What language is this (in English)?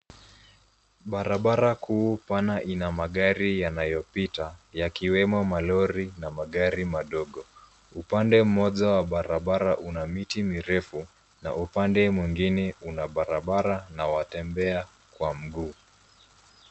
Swahili